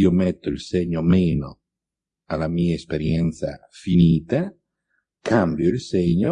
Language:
Italian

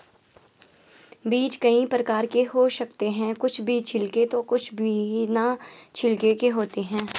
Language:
Hindi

